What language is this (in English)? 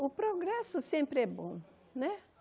Portuguese